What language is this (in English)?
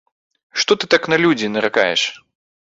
Belarusian